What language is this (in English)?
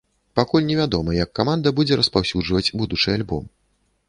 Belarusian